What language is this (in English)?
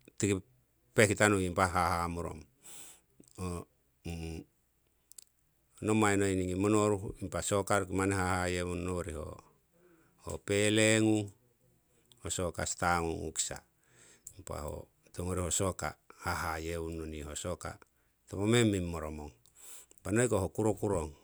Siwai